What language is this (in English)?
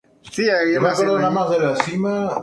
Spanish